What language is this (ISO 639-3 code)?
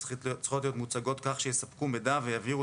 heb